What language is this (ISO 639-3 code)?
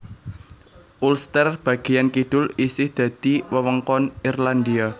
jav